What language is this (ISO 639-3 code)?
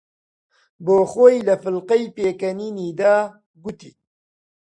ckb